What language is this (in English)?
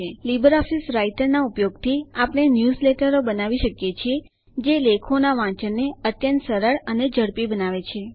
Gujarati